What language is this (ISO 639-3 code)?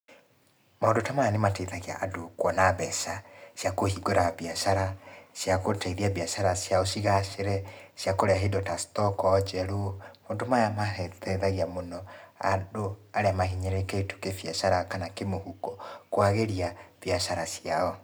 kik